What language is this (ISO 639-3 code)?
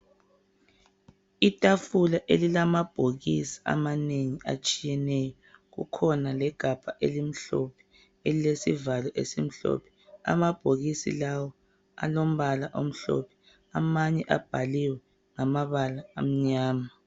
nde